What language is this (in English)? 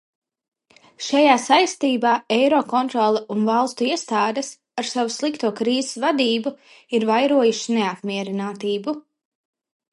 Latvian